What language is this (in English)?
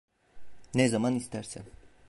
Turkish